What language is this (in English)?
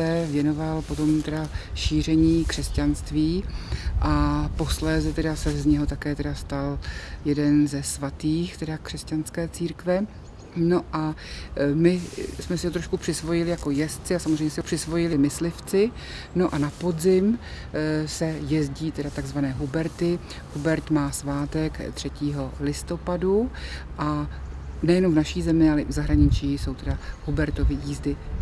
Czech